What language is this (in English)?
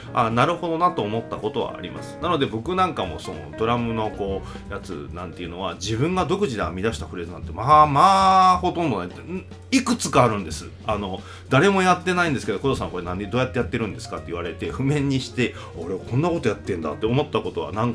Japanese